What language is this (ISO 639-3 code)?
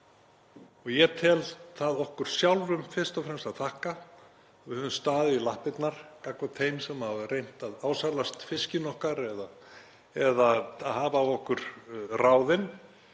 isl